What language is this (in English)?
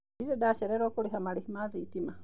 Kikuyu